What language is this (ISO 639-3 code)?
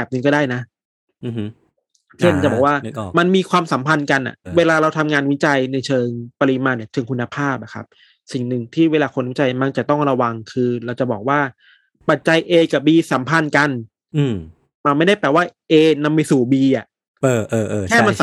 tha